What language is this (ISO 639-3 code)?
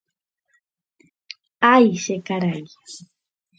grn